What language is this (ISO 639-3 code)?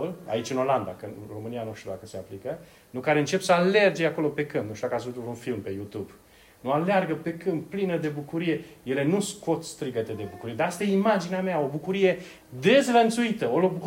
ron